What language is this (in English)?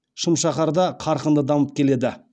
Kazakh